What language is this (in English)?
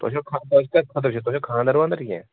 Kashmiri